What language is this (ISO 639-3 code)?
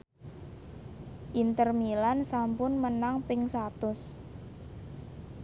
jav